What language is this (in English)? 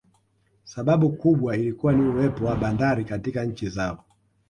Swahili